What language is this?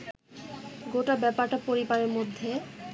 Bangla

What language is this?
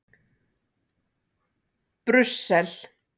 Icelandic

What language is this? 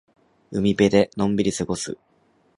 Japanese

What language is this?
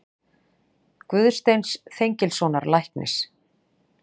Icelandic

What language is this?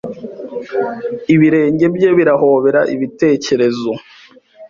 Kinyarwanda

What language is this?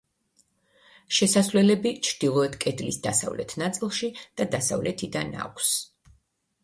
Georgian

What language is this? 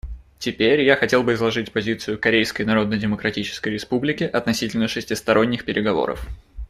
Russian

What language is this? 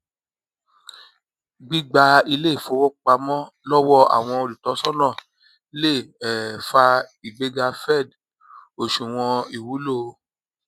Yoruba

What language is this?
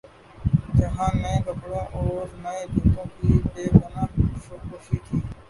Urdu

